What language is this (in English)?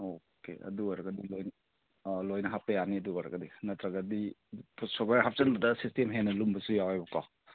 Manipuri